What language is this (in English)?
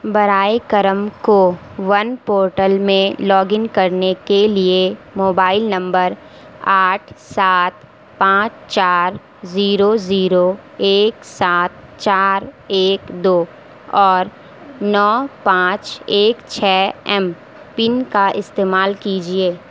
Urdu